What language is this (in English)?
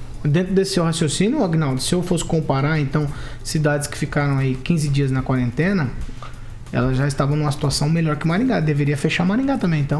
Portuguese